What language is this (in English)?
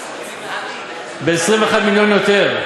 Hebrew